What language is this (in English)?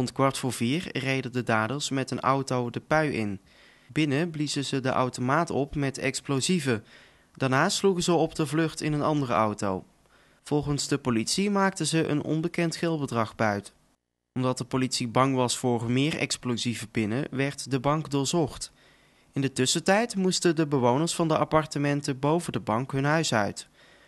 Dutch